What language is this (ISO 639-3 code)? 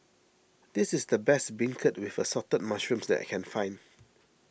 eng